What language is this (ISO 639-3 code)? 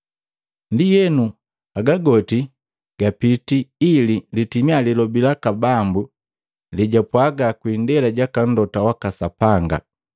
mgv